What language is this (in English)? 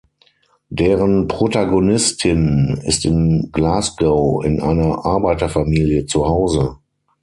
German